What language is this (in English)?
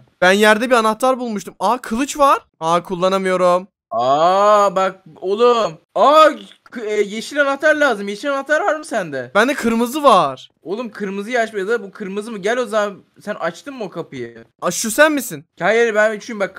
Turkish